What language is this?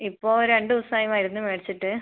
Malayalam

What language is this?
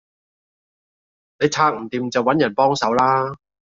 Cantonese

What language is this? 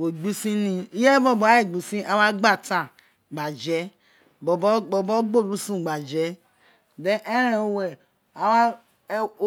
Isekiri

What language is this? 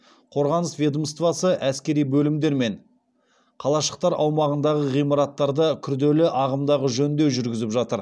Kazakh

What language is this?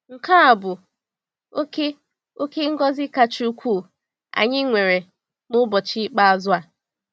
Igbo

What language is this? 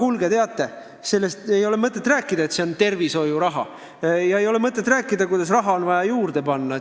Estonian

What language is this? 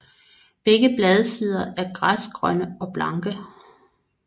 Danish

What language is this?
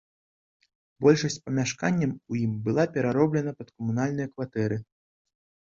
Belarusian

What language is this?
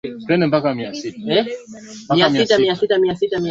Swahili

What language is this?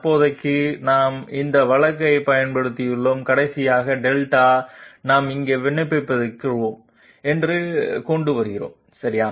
Tamil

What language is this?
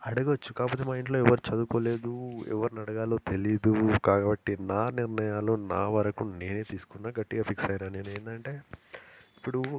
Telugu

